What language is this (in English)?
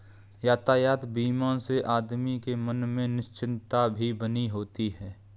Hindi